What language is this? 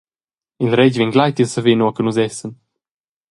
Romansh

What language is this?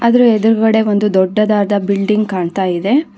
Kannada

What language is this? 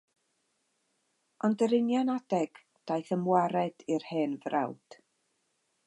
Welsh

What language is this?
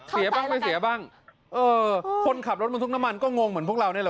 Thai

